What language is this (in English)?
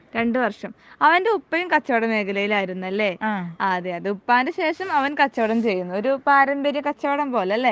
Malayalam